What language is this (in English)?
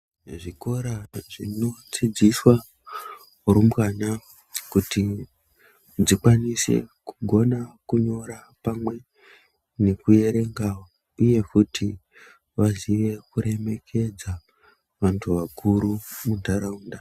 Ndau